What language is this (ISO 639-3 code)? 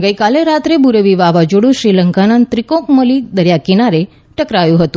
guj